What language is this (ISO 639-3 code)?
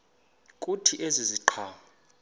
xho